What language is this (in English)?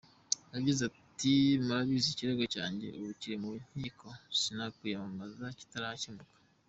Kinyarwanda